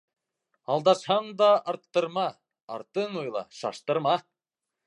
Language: Bashkir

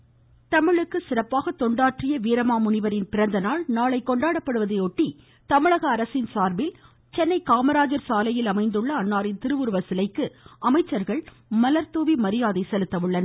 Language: Tamil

